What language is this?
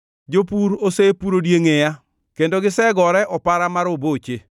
Luo (Kenya and Tanzania)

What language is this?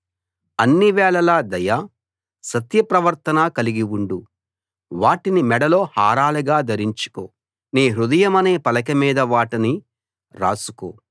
Telugu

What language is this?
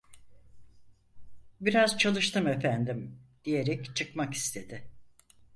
Turkish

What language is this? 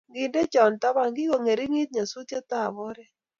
Kalenjin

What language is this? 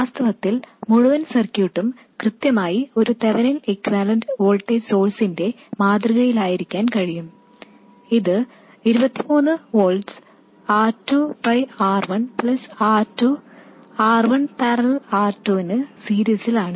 Malayalam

